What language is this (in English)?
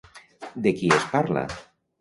Catalan